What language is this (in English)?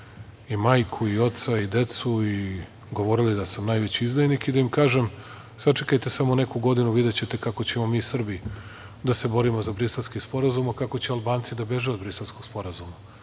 Serbian